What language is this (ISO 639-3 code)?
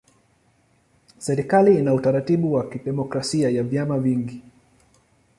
swa